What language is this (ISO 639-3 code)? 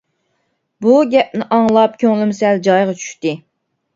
uig